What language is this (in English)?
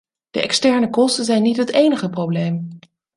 Dutch